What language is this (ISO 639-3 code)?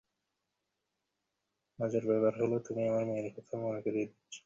ben